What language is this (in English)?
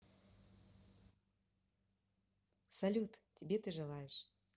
Russian